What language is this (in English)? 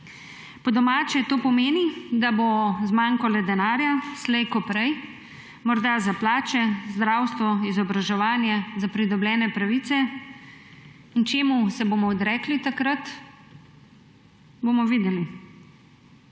Slovenian